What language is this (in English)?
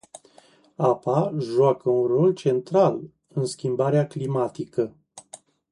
Romanian